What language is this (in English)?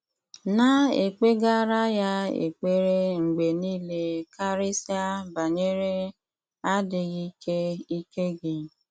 Igbo